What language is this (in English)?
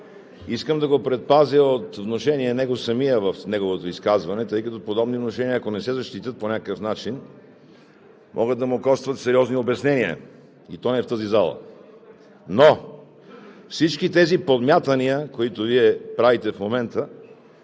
Bulgarian